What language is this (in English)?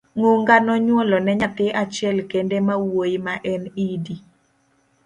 Luo (Kenya and Tanzania)